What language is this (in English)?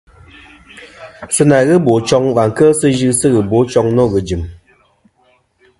Kom